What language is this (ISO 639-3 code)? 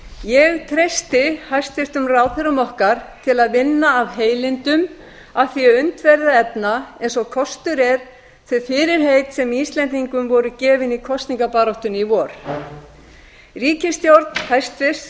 isl